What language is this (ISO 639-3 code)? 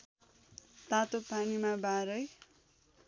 nep